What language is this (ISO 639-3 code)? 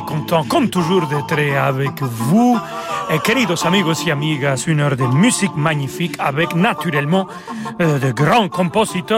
fra